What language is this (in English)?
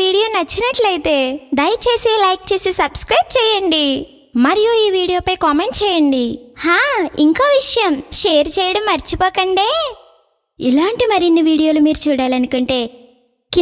Hindi